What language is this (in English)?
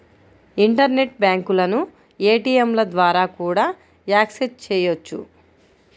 Telugu